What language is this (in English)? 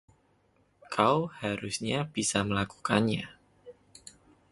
Indonesian